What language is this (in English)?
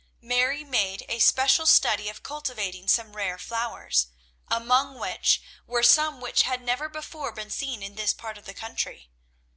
English